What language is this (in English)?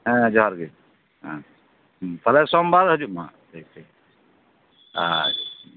Santali